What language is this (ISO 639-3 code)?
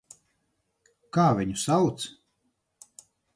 lav